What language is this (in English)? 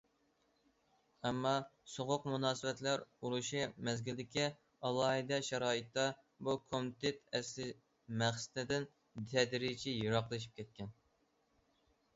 Uyghur